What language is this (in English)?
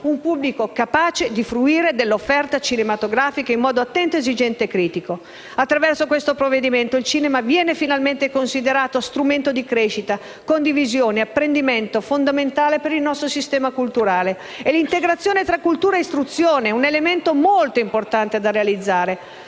Italian